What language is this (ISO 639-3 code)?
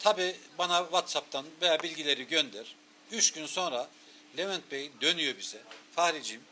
tur